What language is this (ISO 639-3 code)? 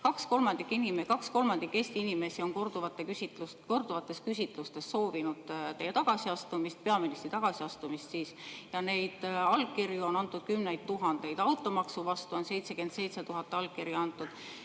est